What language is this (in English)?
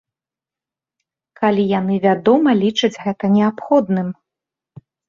Belarusian